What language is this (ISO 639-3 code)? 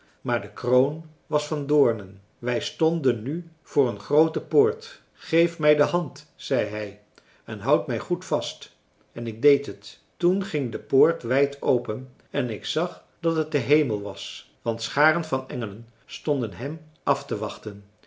nld